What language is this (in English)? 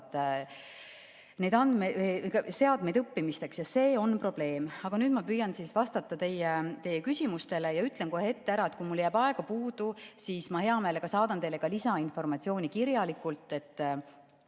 Estonian